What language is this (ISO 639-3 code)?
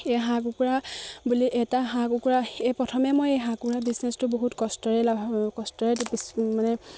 asm